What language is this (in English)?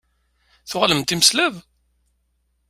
Kabyle